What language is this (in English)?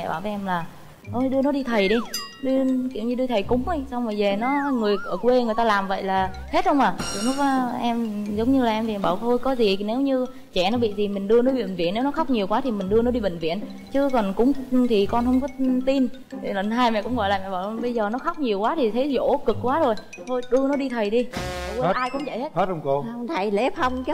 Vietnamese